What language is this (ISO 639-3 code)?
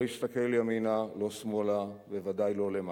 heb